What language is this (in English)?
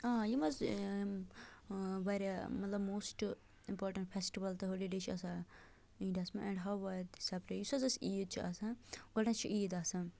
Kashmiri